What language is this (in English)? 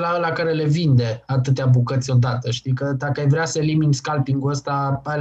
Romanian